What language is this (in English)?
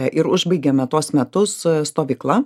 Lithuanian